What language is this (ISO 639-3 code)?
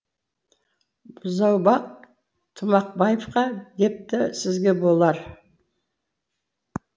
kaz